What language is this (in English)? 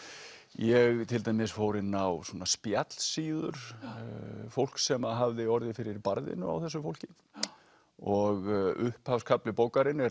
Icelandic